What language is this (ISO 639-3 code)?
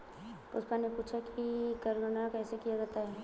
hin